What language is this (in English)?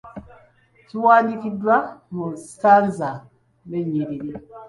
Ganda